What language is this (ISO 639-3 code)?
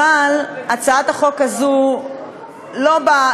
heb